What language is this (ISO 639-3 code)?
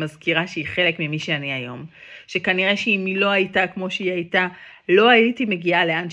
heb